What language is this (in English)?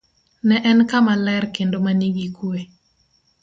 Luo (Kenya and Tanzania)